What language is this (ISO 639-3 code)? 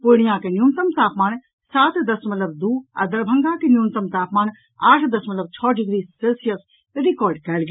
mai